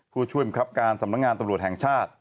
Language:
Thai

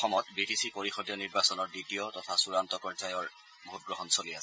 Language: Assamese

